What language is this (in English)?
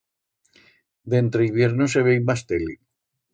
Aragonese